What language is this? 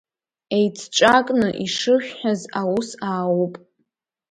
Abkhazian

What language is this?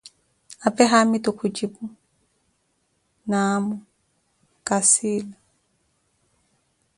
Koti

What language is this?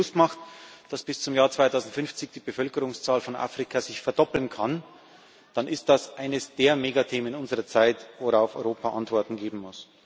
German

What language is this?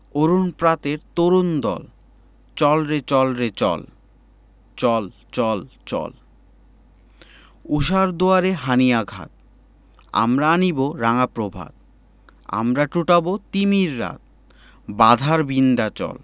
Bangla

